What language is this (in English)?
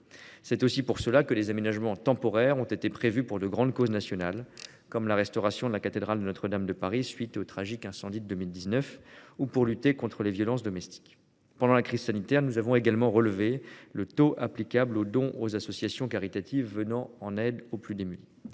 French